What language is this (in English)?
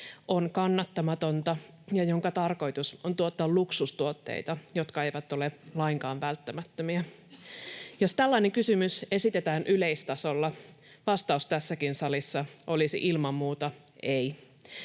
Finnish